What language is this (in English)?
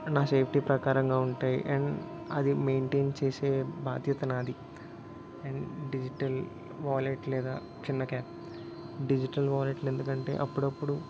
Telugu